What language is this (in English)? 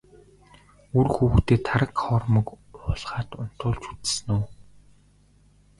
Mongolian